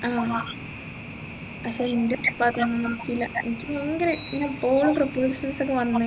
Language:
Malayalam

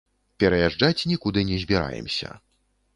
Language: Belarusian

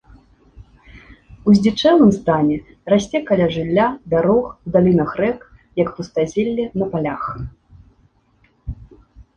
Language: Belarusian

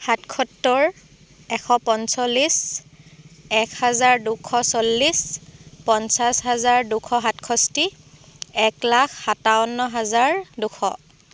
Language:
Assamese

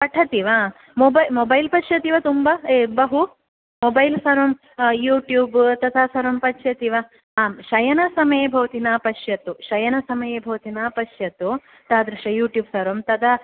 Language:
Sanskrit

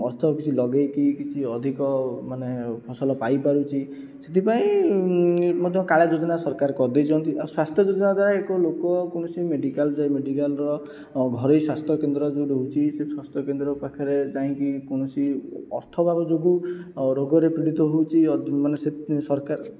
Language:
Odia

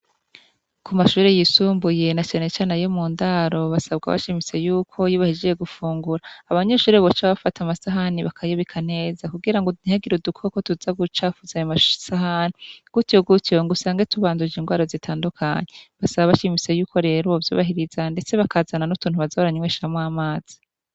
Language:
Rundi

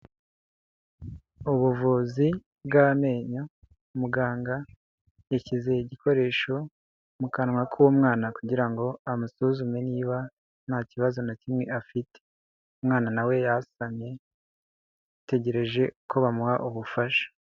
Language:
Kinyarwanda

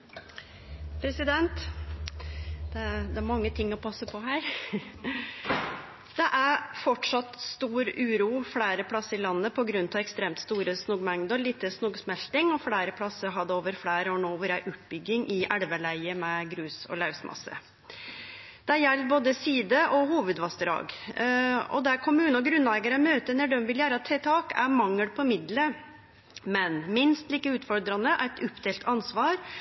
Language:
Norwegian Nynorsk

